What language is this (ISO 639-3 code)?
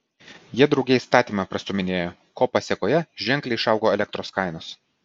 lit